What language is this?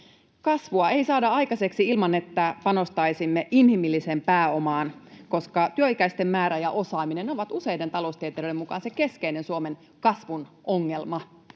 Finnish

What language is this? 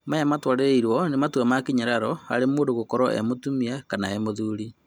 Kikuyu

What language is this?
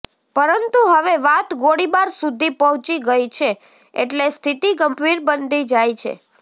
Gujarati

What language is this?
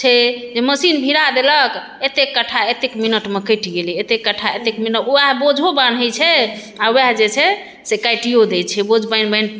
Maithili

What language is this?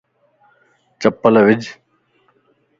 Lasi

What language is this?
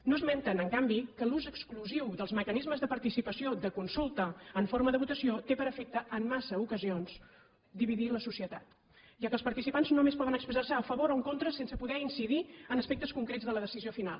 Catalan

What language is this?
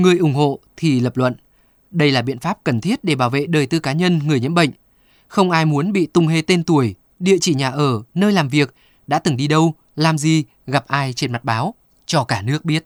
Vietnamese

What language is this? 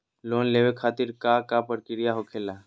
Magahi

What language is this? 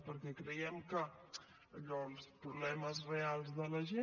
Catalan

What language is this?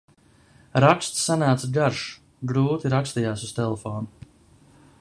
Latvian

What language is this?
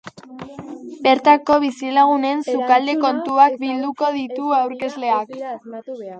Basque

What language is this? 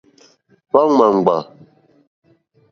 Mokpwe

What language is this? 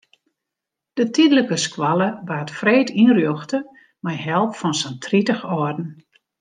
Western Frisian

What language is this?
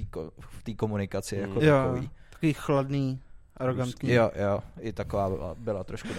Czech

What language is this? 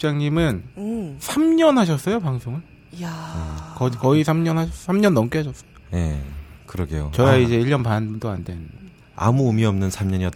Korean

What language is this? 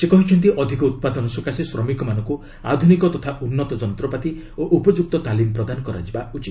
Odia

